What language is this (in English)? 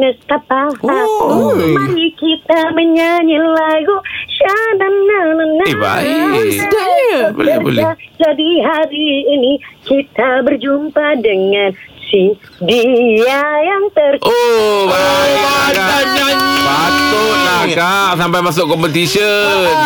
Malay